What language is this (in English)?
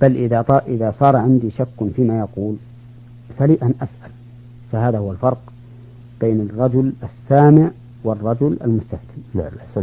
Arabic